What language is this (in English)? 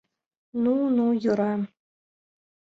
Mari